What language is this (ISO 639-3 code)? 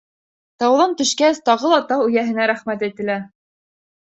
bak